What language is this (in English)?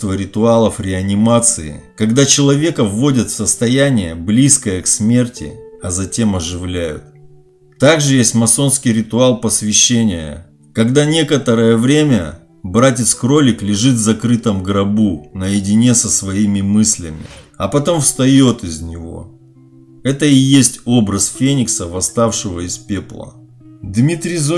Russian